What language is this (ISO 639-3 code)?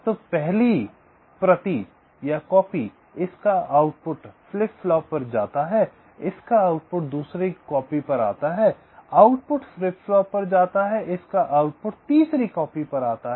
hin